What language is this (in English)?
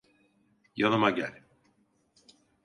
Turkish